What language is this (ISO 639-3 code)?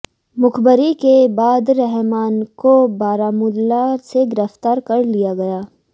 hin